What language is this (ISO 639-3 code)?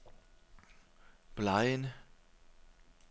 dan